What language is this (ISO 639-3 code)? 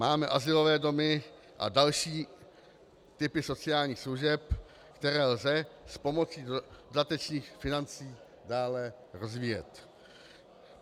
ces